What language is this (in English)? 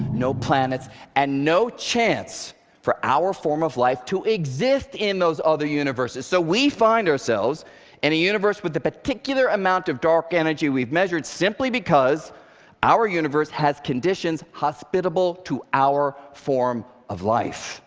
English